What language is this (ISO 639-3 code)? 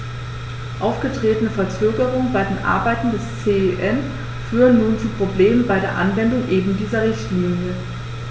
deu